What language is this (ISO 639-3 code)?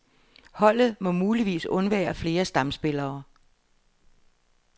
dan